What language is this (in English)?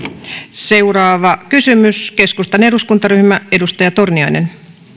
Finnish